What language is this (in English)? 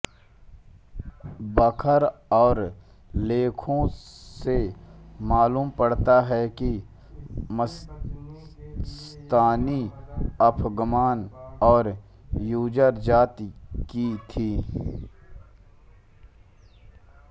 Hindi